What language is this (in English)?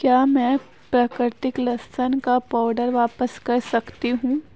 Urdu